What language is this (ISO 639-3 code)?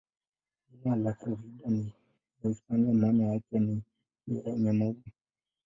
swa